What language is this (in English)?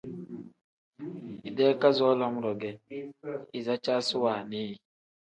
Tem